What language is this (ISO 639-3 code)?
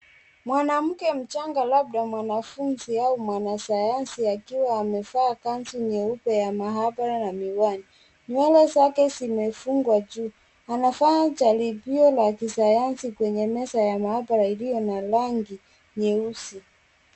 swa